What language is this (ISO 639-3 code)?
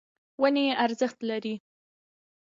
pus